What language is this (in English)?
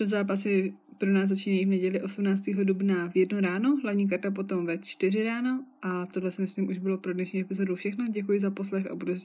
Czech